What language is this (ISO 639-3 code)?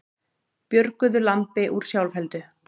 isl